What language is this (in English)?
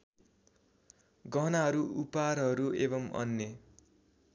Nepali